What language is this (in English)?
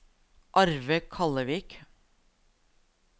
Norwegian